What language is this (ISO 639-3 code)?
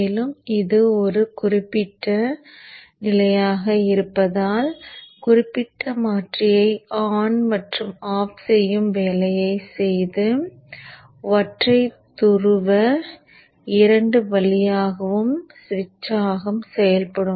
tam